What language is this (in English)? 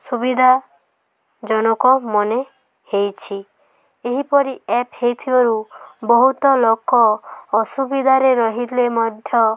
Odia